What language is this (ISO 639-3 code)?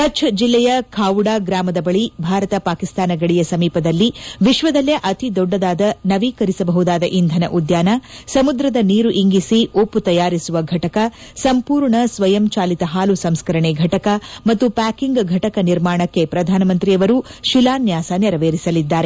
kan